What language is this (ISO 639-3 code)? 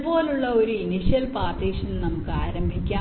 mal